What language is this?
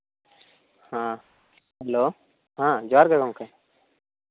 Santali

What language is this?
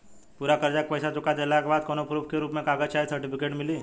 Bhojpuri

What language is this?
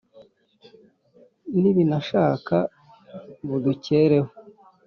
Kinyarwanda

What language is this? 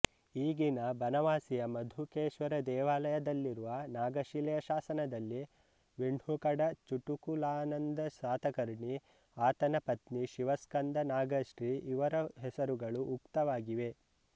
Kannada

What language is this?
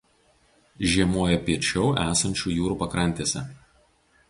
Lithuanian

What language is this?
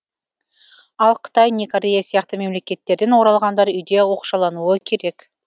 Kazakh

